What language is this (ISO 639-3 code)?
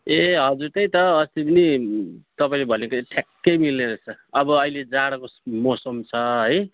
nep